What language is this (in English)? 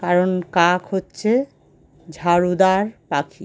Bangla